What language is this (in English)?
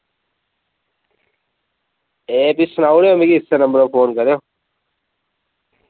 Dogri